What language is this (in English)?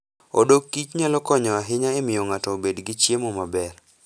Luo (Kenya and Tanzania)